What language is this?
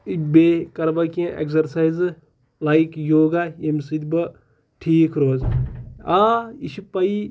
Kashmiri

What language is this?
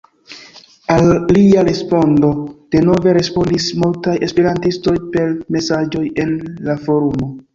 Esperanto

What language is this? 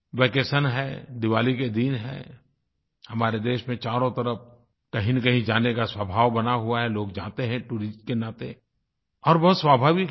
Hindi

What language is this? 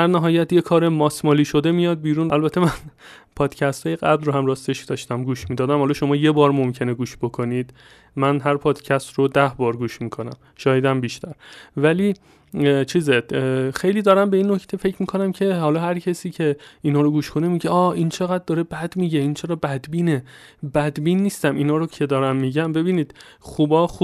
Persian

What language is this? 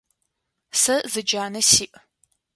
Adyghe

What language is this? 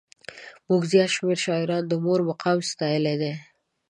Pashto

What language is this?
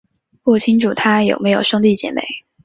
Chinese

